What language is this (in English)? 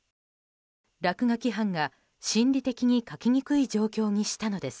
Japanese